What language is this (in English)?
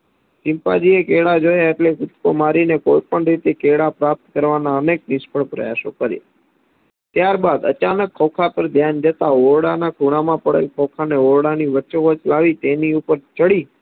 Gujarati